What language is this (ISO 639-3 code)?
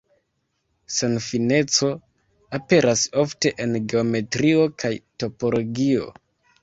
epo